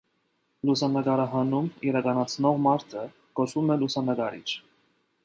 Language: Armenian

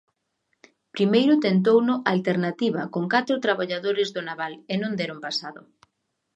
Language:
Galician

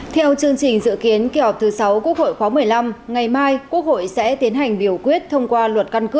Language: Vietnamese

